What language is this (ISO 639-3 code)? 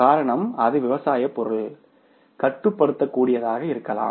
tam